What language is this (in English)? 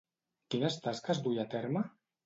Catalan